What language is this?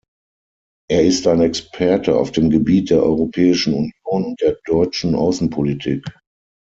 German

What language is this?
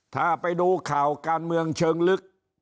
Thai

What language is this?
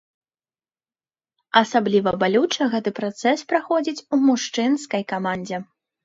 Belarusian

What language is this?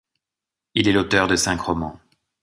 French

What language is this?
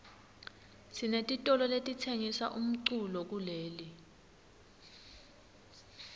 Swati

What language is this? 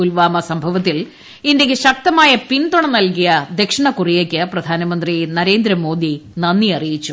Malayalam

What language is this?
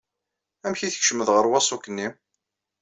Kabyle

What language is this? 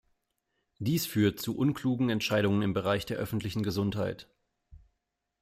German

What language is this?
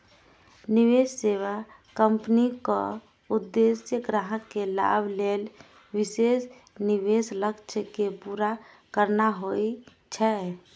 Maithili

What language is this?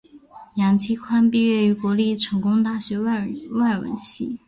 Chinese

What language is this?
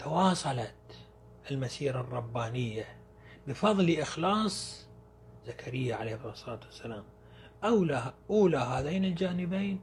Arabic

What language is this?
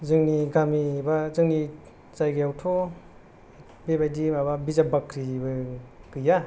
Bodo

